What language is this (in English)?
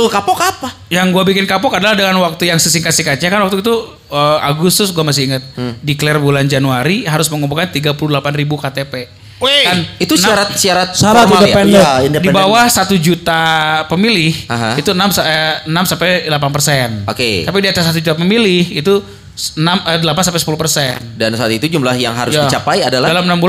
Indonesian